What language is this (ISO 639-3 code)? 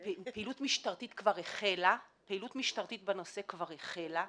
heb